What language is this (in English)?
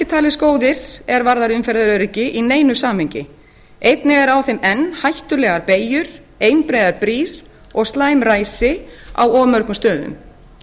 Icelandic